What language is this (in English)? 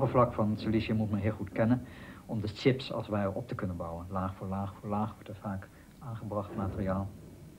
Dutch